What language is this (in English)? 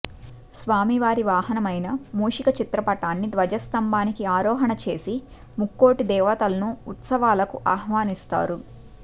Telugu